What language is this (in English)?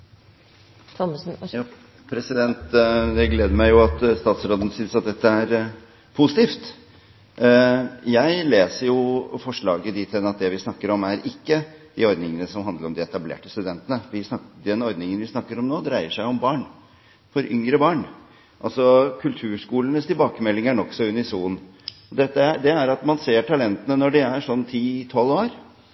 Norwegian Bokmål